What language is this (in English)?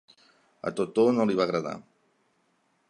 Catalan